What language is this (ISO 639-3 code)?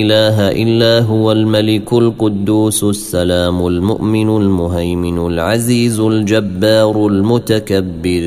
ara